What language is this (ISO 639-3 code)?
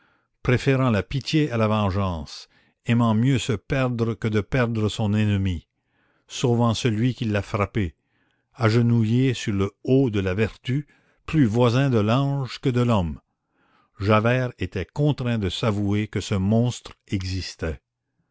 fra